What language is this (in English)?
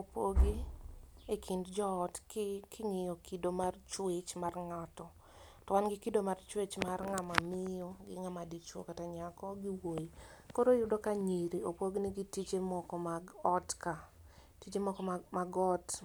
Luo (Kenya and Tanzania)